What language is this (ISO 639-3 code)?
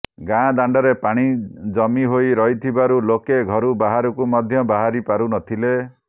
ori